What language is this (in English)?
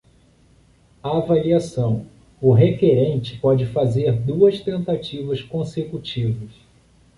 Portuguese